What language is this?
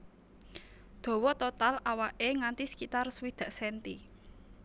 Javanese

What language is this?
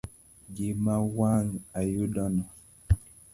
Luo (Kenya and Tanzania)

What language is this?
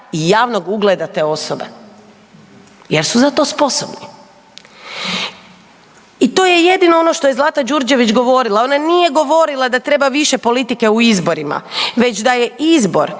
Croatian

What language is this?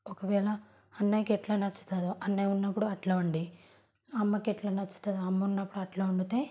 Telugu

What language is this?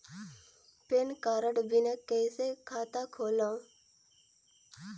Chhattisgarhi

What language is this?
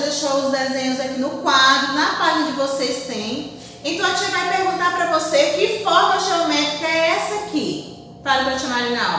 Portuguese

